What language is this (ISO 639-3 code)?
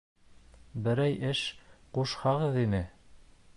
bak